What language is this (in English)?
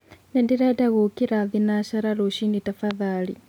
Kikuyu